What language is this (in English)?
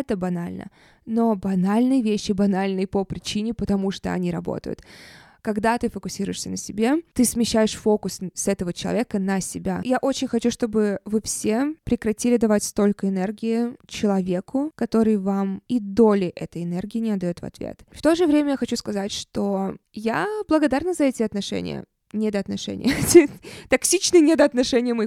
Russian